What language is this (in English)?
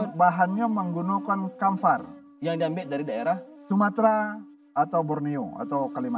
Indonesian